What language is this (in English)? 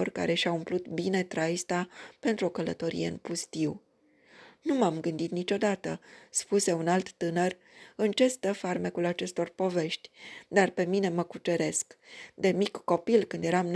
Romanian